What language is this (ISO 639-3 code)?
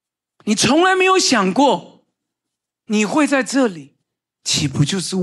zho